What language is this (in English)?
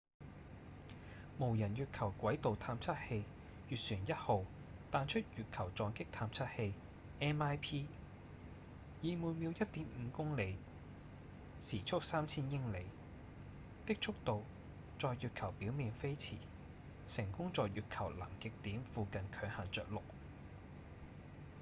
Cantonese